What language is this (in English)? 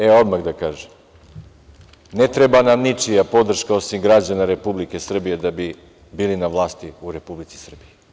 Serbian